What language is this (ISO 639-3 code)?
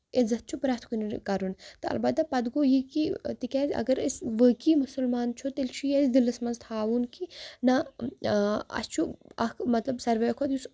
kas